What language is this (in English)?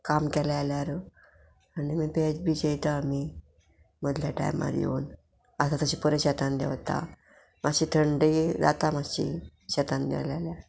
Konkani